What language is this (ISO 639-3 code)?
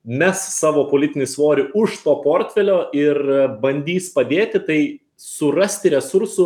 lit